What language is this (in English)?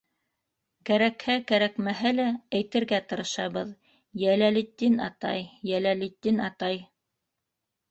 Bashkir